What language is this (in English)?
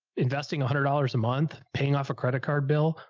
English